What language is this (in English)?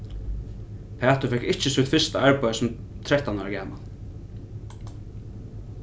Faroese